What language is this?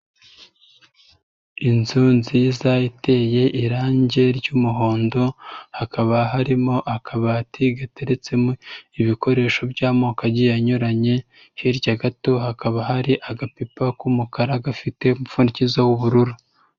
Kinyarwanda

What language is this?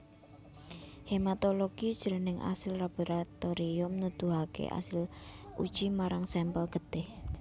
Javanese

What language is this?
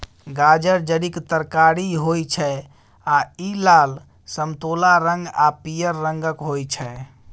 Maithili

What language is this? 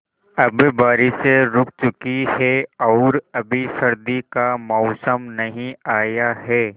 Hindi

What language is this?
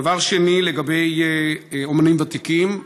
Hebrew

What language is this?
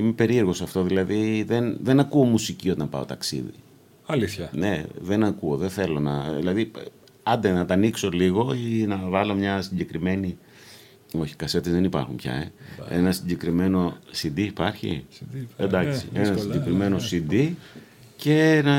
Greek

